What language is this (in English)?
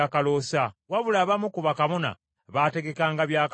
Ganda